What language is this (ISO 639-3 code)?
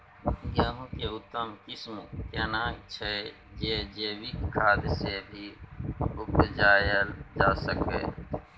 mai